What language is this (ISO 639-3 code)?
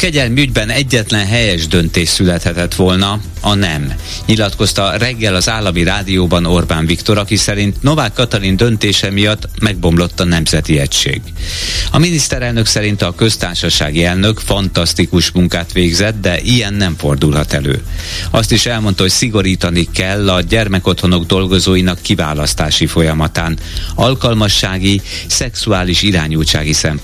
hun